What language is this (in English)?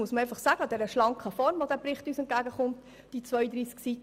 Swiss German